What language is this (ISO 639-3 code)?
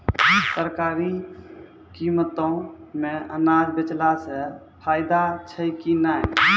mai